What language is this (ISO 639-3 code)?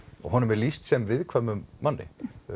isl